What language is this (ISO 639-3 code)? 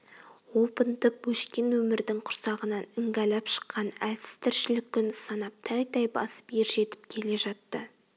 kaz